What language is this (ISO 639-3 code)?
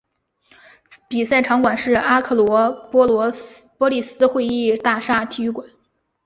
zho